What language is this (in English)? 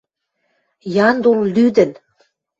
Western Mari